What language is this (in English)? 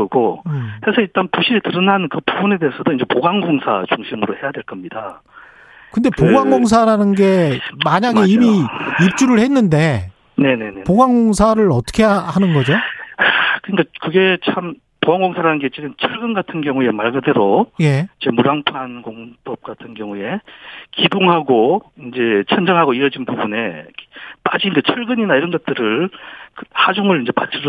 Korean